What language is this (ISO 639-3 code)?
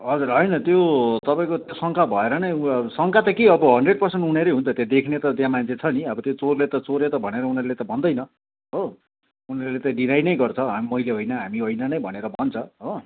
nep